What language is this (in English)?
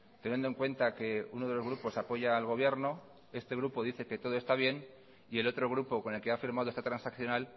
Spanish